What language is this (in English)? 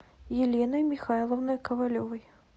Russian